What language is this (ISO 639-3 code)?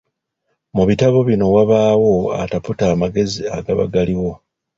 lug